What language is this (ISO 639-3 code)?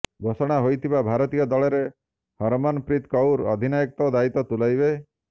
ori